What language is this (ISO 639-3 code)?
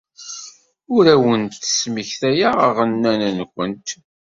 kab